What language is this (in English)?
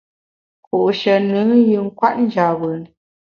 Bamun